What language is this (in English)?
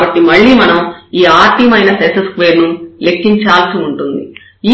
Telugu